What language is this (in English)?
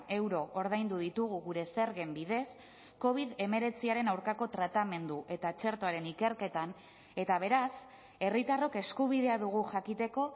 Basque